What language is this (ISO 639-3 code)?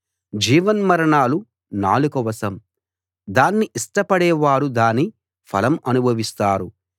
tel